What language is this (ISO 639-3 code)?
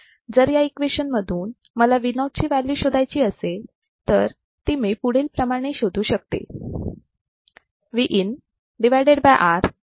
mar